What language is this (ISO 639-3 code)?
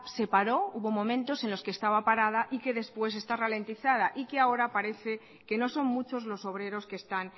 spa